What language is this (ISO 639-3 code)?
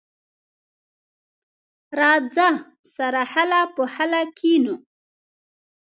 pus